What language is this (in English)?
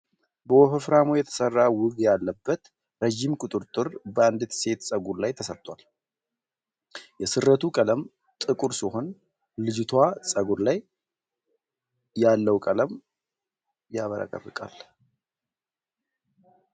Amharic